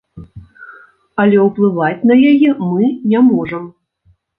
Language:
Belarusian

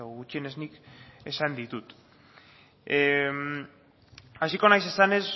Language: Basque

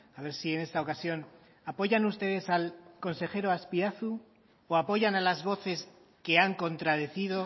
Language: Spanish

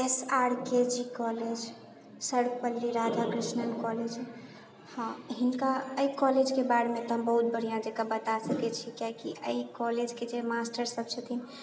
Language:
Maithili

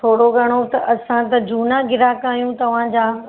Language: Sindhi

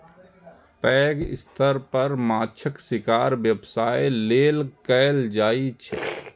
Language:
Maithili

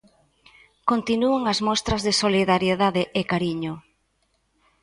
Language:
Galician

